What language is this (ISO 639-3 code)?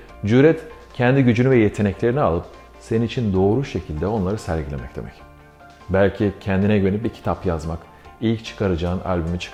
tur